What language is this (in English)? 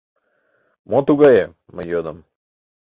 Mari